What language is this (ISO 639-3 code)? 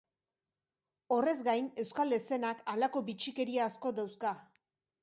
eus